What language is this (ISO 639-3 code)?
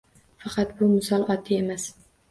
uzb